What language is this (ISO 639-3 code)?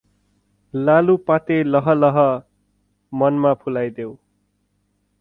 nep